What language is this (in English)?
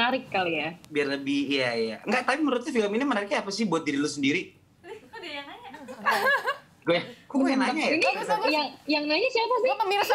Indonesian